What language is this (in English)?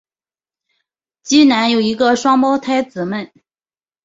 Chinese